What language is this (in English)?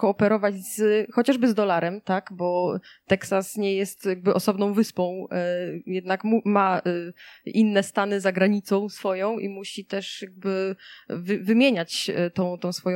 Polish